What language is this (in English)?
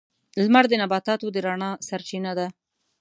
Pashto